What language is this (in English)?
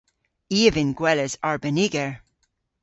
Cornish